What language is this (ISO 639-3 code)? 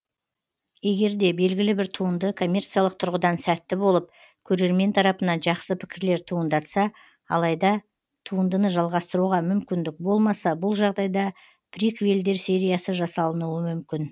kaz